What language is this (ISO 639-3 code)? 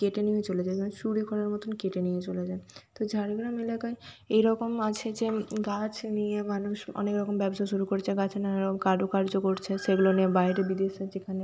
ben